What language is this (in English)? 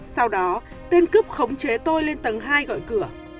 Vietnamese